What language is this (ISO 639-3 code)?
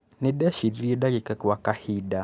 kik